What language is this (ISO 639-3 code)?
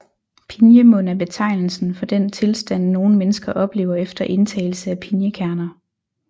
dan